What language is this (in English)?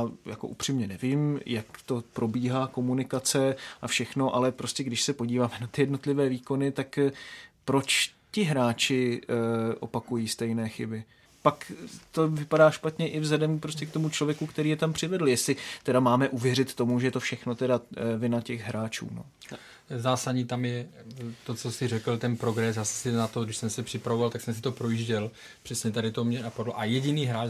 Czech